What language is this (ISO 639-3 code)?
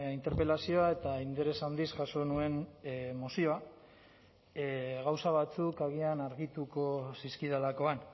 eus